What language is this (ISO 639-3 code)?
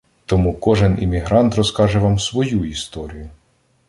ukr